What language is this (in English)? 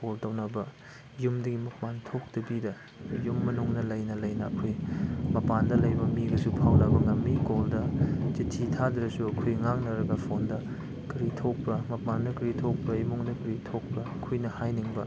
Manipuri